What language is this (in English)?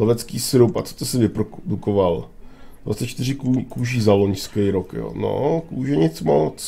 Czech